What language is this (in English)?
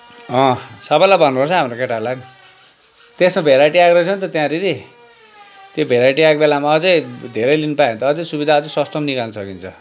Nepali